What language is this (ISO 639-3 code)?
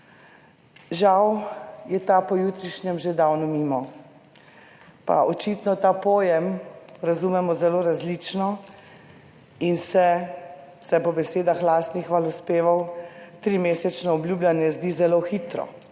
slv